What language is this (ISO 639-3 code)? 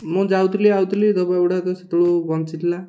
ori